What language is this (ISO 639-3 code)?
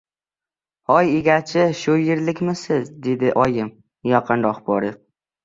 uzb